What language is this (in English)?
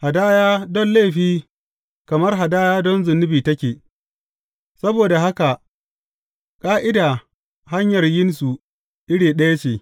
Hausa